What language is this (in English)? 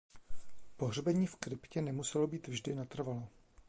Czech